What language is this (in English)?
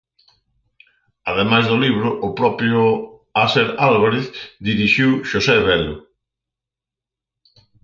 Galician